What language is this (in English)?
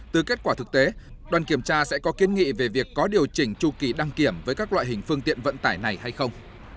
Vietnamese